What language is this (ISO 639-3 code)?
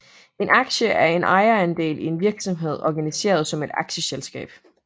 dan